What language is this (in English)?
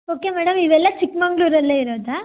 Kannada